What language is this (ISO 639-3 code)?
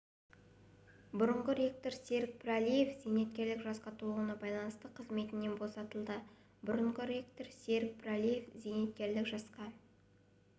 kaz